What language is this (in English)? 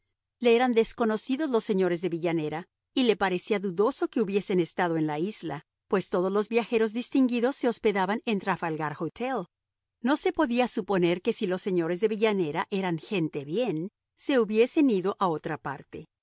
Spanish